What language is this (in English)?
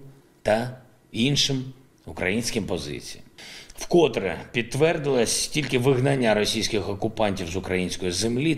Ukrainian